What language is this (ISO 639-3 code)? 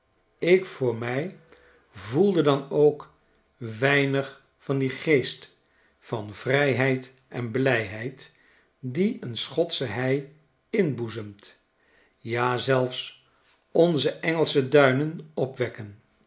nld